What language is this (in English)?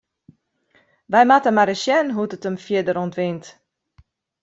Western Frisian